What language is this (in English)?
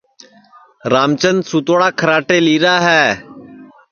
Sansi